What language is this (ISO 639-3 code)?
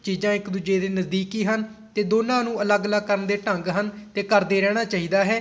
pan